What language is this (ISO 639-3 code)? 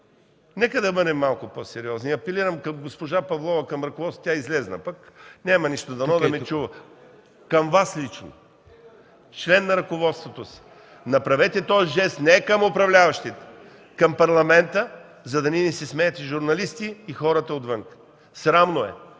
bul